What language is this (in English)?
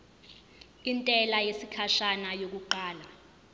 Zulu